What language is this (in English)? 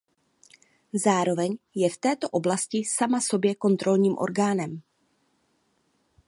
Czech